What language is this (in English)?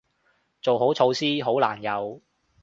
Cantonese